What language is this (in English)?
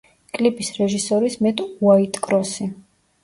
Georgian